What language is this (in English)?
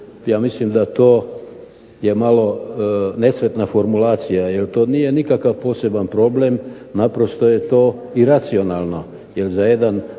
Croatian